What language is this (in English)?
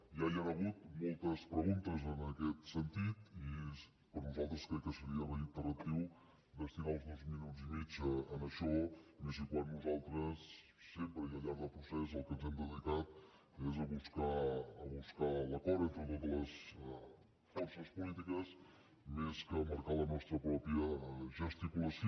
Catalan